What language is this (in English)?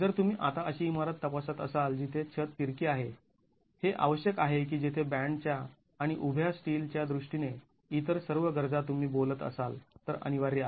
Marathi